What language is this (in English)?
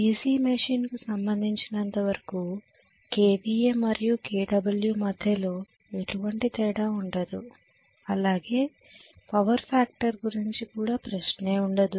Telugu